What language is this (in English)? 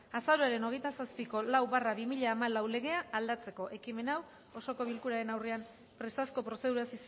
Basque